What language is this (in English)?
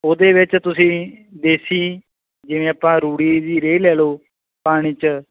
Punjabi